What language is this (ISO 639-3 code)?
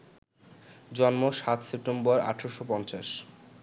ben